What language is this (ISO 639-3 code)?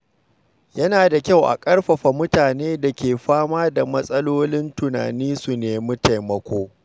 hau